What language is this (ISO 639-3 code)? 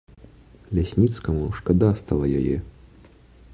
bel